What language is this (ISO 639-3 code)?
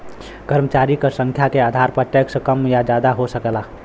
bho